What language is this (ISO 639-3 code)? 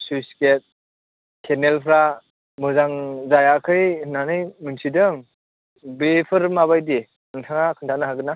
brx